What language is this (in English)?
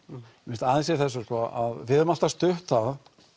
Icelandic